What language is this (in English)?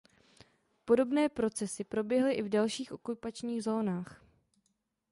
Czech